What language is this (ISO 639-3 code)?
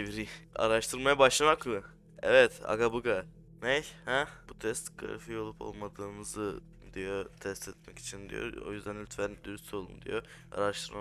tur